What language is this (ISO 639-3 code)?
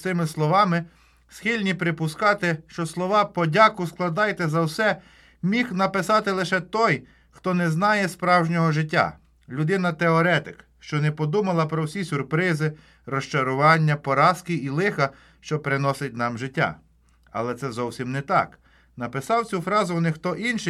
ukr